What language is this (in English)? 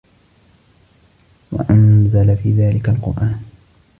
Arabic